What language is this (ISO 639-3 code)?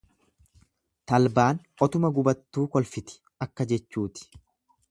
orm